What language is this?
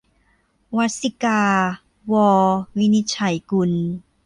Thai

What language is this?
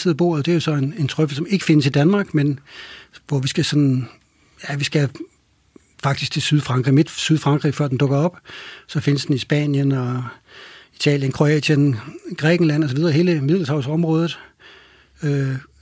Danish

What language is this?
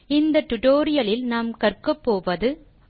Tamil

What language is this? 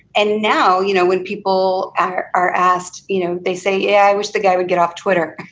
English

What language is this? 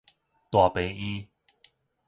Min Nan Chinese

